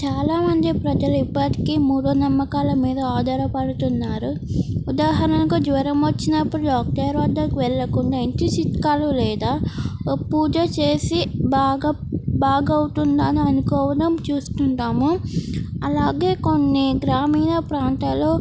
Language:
Telugu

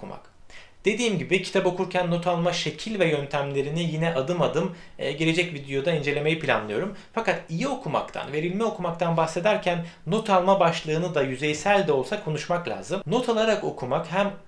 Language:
Turkish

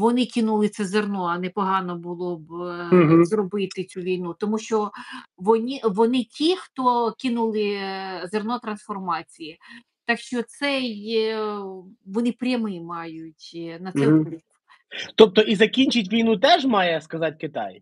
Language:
Ukrainian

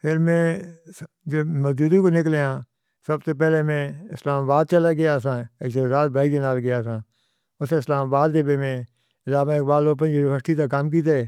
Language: Northern Hindko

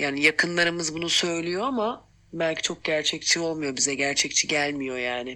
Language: Turkish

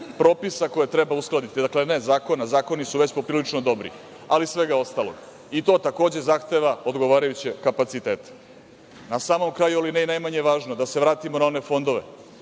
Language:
Serbian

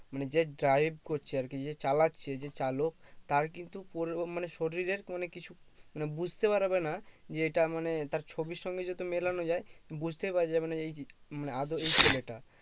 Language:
Bangla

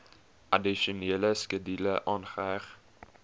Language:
Afrikaans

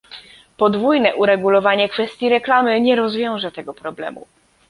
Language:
Polish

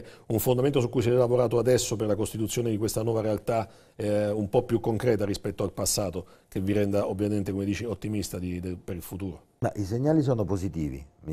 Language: Italian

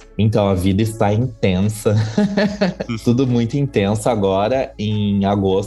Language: Portuguese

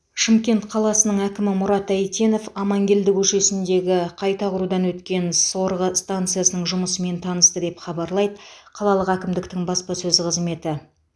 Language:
Kazakh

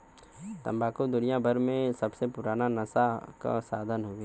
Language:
Bhojpuri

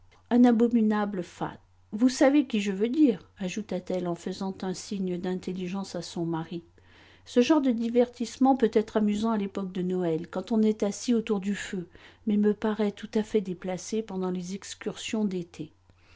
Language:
French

